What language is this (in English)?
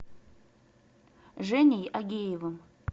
Russian